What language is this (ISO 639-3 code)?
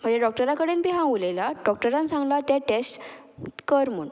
kok